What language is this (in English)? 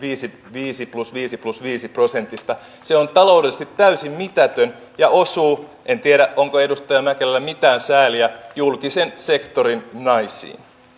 Finnish